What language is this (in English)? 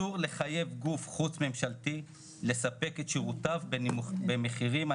Hebrew